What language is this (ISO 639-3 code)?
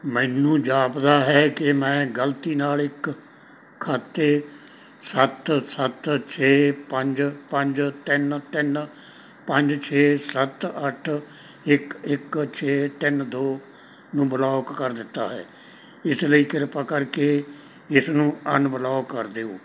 pan